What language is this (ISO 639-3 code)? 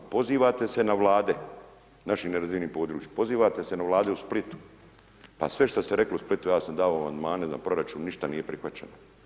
hrv